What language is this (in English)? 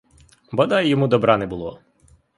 Ukrainian